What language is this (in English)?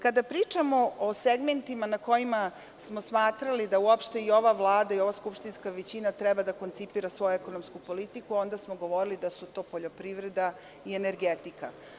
Serbian